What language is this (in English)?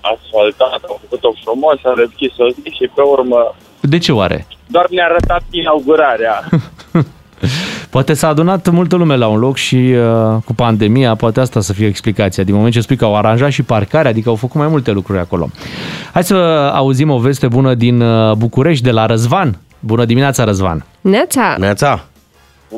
Romanian